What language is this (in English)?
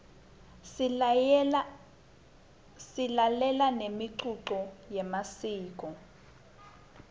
Swati